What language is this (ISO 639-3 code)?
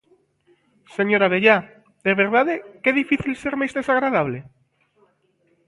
glg